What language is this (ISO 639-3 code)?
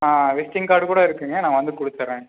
tam